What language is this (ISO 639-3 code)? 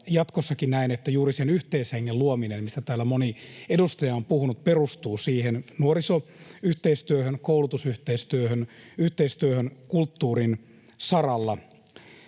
fin